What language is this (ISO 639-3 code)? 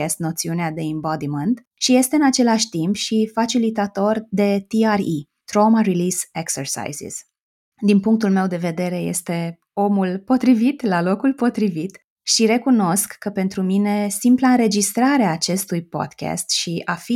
ron